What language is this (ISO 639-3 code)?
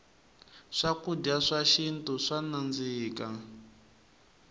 tso